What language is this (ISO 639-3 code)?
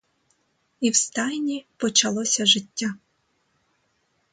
ukr